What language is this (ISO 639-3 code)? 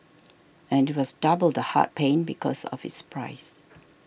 eng